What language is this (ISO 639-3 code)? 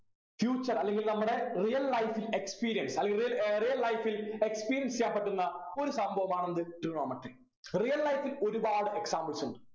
mal